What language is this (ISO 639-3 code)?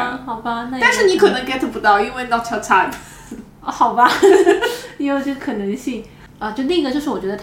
zho